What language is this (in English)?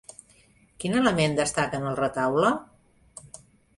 Catalan